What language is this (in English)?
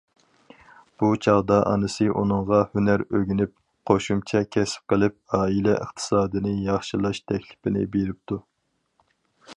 Uyghur